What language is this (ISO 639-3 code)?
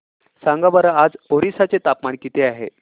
mar